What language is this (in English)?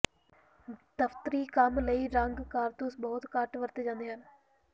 Punjabi